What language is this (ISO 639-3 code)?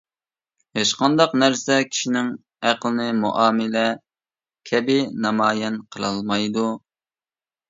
uig